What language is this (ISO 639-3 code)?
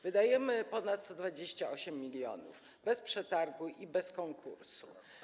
pol